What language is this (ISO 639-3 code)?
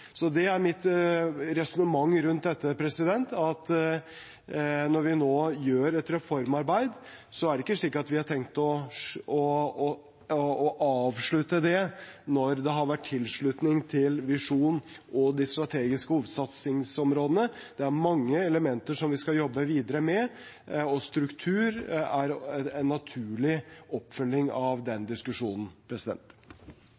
nob